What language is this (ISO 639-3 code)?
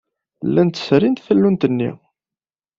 kab